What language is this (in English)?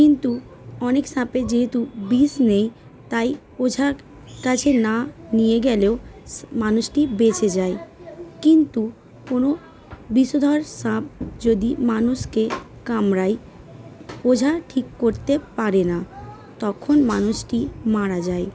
Bangla